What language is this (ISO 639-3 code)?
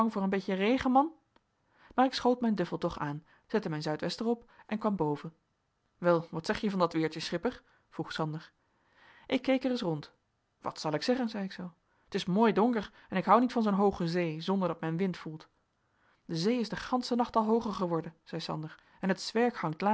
nld